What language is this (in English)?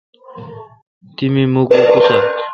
Kalkoti